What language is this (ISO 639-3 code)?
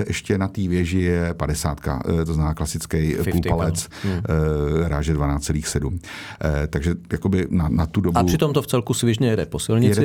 ces